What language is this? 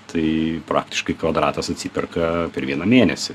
Lithuanian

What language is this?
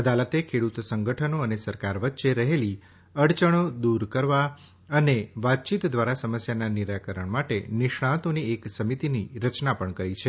Gujarati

